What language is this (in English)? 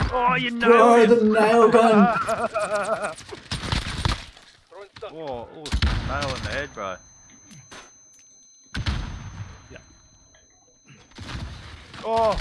English